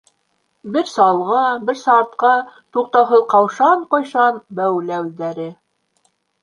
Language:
Bashkir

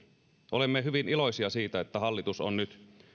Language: Finnish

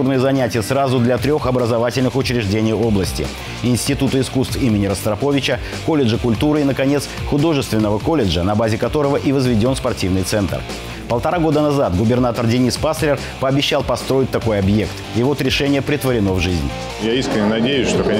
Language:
Russian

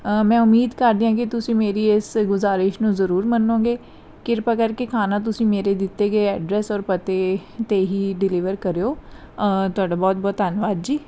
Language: Punjabi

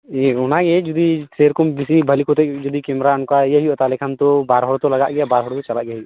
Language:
Santali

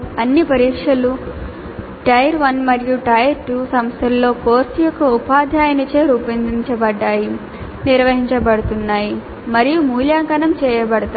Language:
Telugu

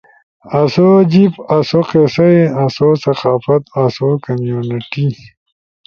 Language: Ushojo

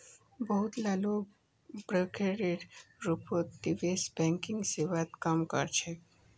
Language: Magahi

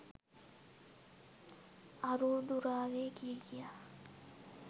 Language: Sinhala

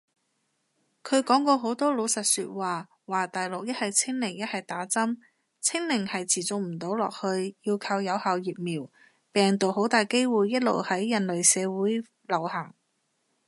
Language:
Cantonese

